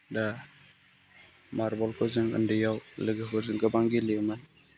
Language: Bodo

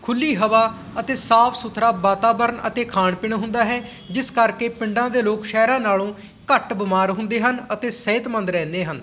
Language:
Punjabi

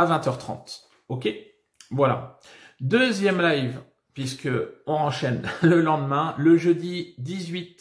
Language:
French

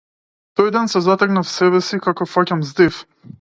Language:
Macedonian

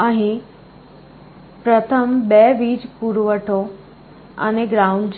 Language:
Gujarati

